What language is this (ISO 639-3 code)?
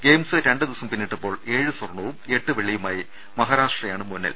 mal